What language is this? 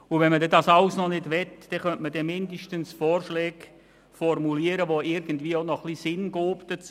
Swiss German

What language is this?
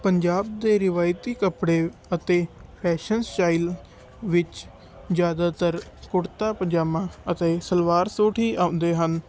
Punjabi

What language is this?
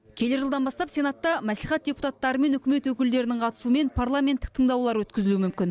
Kazakh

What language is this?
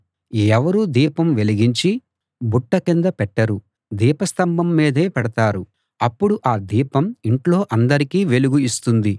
Telugu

